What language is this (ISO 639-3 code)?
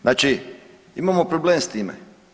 hrv